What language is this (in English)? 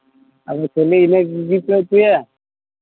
Santali